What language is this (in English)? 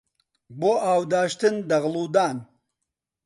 Central Kurdish